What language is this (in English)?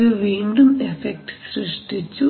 Malayalam